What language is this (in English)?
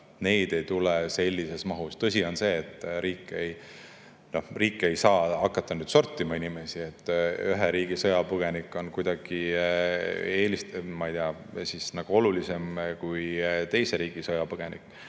Estonian